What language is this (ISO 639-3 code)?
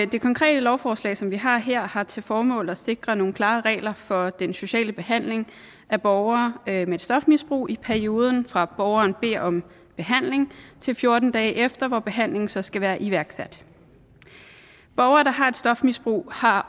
dan